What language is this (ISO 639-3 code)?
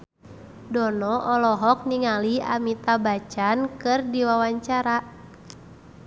sun